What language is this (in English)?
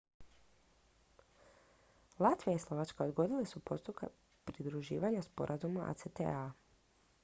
Croatian